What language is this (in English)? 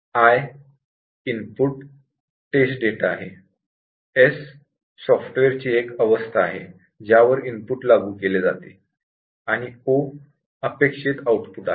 Marathi